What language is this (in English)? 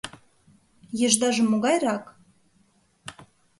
Mari